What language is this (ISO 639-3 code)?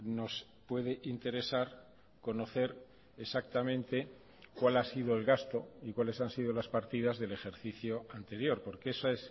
spa